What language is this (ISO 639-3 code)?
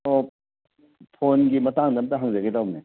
mni